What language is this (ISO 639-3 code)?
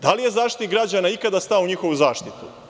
srp